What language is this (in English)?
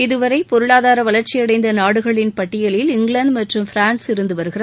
Tamil